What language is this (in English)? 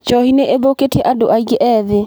Kikuyu